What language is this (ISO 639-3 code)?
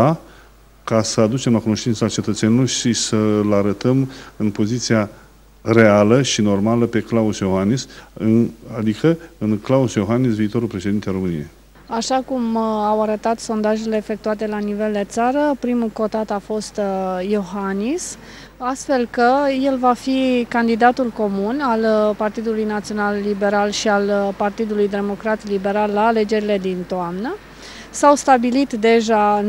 ron